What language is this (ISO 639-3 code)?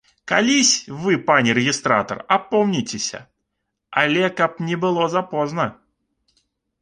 bel